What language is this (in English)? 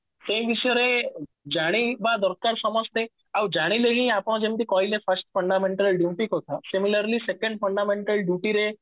Odia